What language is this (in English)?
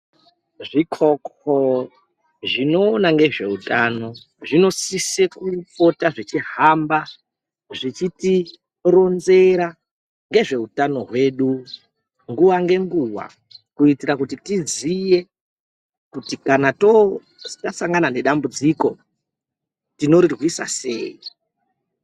Ndau